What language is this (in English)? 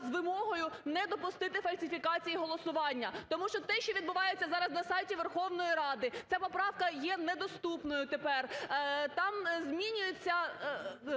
Ukrainian